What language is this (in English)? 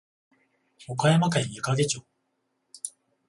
Japanese